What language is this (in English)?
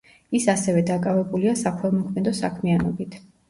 Georgian